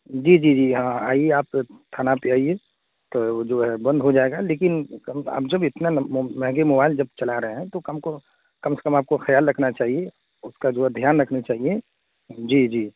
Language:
Urdu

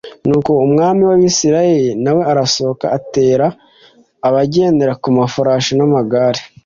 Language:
Kinyarwanda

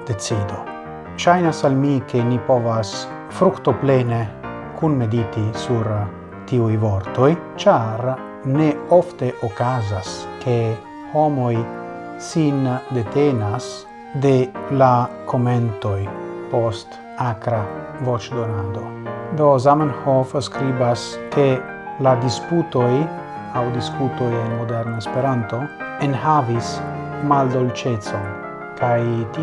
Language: Italian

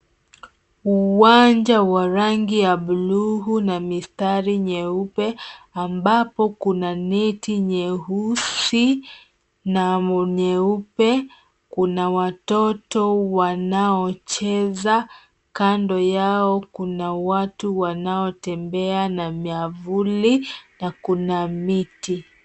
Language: Swahili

